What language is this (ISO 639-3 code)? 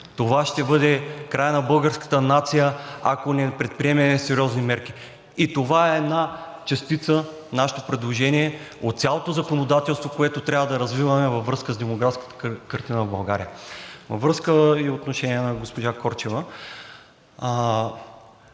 bul